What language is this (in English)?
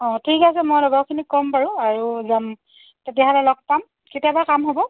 Assamese